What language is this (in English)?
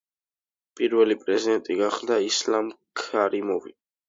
Georgian